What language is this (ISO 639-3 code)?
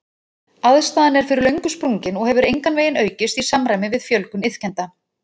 isl